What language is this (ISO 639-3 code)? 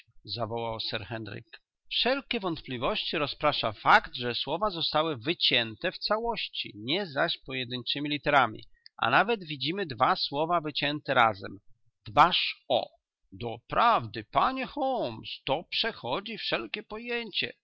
pol